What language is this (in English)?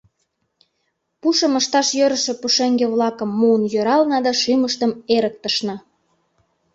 Mari